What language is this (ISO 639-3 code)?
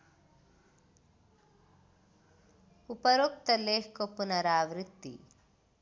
nep